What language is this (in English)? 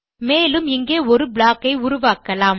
Tamil